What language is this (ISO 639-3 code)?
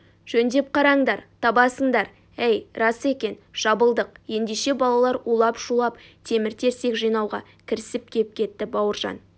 kaz